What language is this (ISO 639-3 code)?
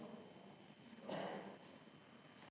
slv